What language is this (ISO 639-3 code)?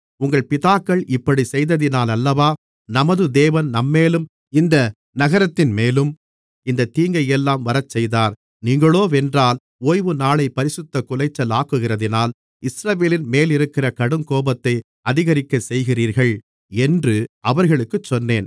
tam